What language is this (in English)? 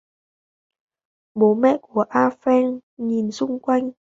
Vietnamese